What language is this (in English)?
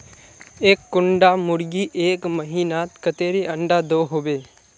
Magahi